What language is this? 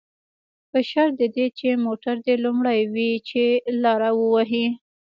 Pashto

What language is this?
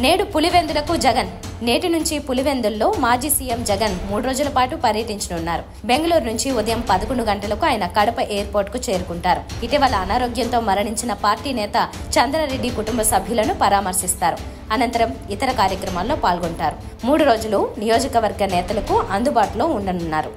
Telugu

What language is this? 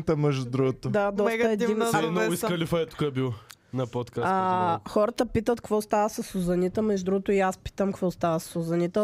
Bulgarian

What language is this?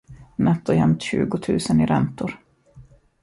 Swedish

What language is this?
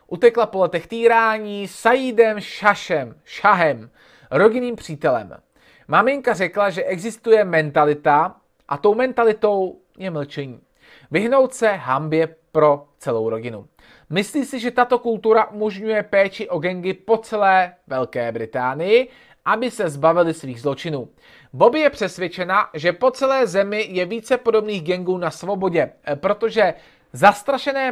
Czech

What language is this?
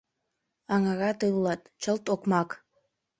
Mari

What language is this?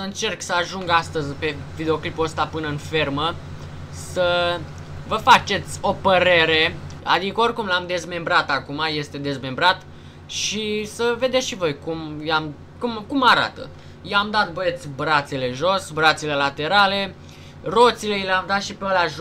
Romanian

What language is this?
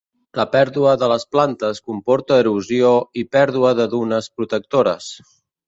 Catalan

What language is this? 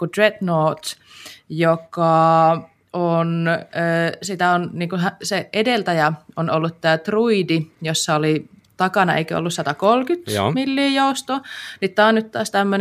Finnish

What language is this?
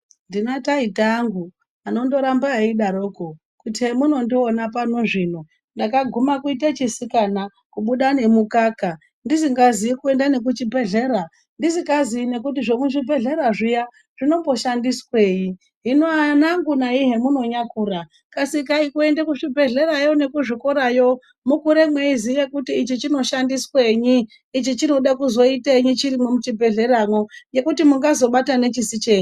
Ndau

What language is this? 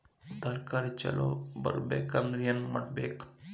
Kannada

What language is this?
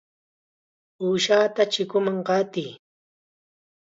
Chiquián Ancash Quechua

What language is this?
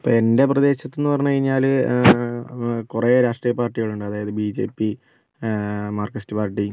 Malayalam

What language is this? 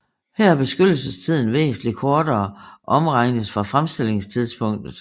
Danish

